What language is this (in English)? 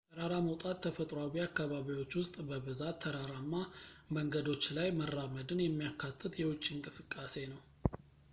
Amharic